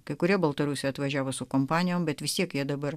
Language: Lithuanian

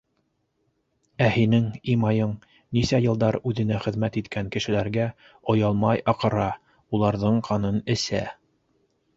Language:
Bashkir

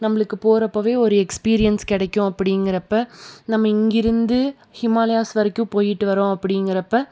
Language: Tamil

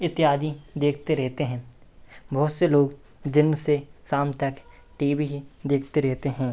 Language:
Hindi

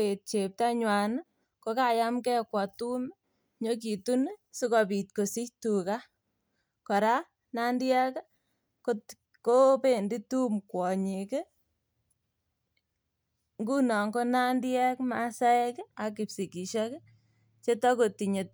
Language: Kalenjin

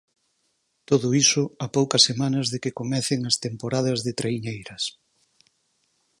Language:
Galician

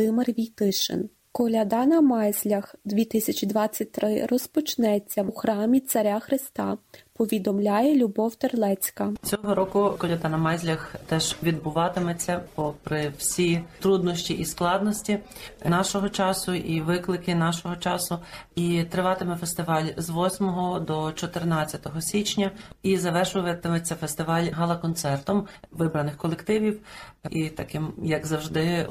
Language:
Ukrainian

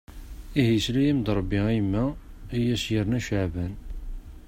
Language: Kabyle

